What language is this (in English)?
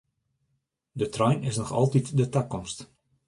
Western Frisian